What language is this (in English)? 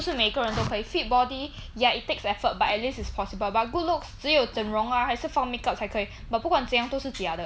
English